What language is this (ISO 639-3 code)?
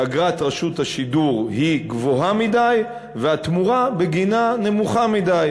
heb